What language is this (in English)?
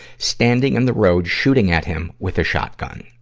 English